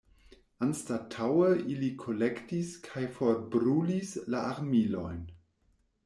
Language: Esperanto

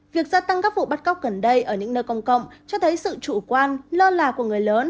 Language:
Vietnamese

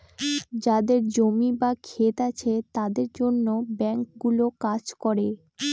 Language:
Bangla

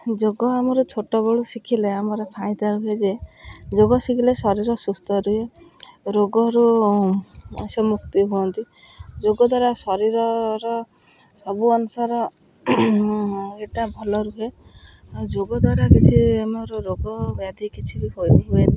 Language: Odia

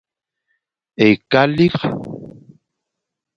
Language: Fang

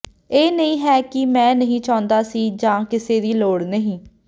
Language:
Punjabi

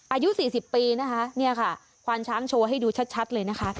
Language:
Thai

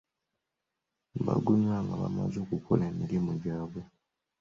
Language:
Ganda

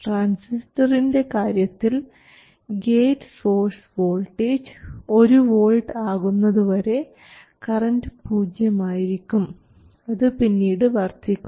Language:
Malayalam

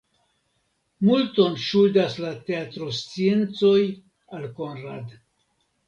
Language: Esperanto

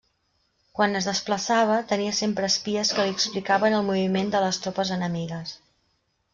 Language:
Catalan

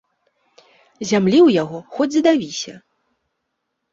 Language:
Belarusian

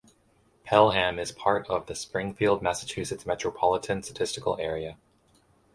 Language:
English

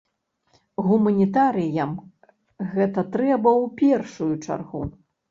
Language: Belarusian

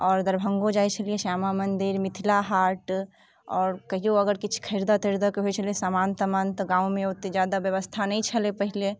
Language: Maithili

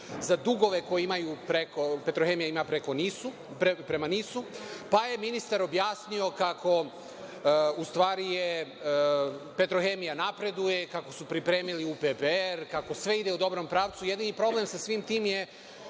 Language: Serbian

